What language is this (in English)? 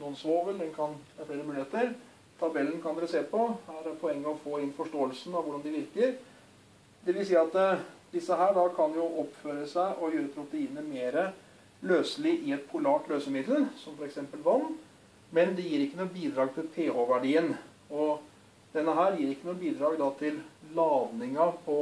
Norwegian